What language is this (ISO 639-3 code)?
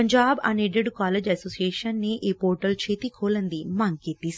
pan